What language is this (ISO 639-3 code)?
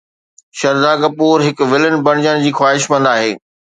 snd